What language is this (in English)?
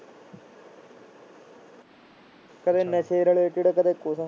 Punjabi